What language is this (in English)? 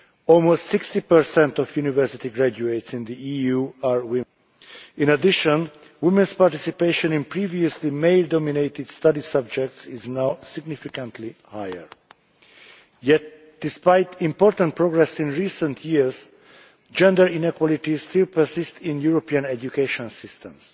English